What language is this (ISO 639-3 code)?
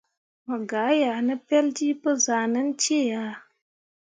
mua